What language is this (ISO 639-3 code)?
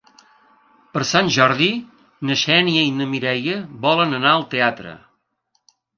cat